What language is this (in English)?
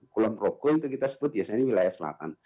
Indonesian